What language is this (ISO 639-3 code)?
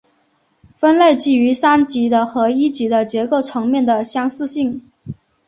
zho